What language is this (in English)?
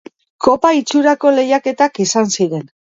Basque